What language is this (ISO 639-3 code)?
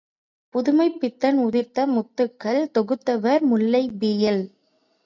tam